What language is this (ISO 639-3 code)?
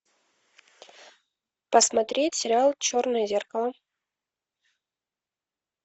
rus